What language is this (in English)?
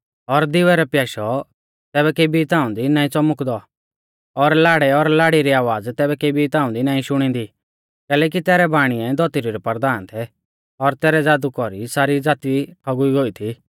Mahasu Pahari